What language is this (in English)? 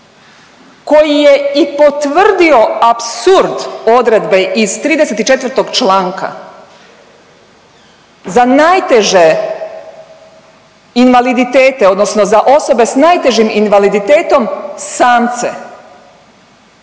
Croatian